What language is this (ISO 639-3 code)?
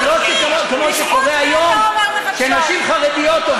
heb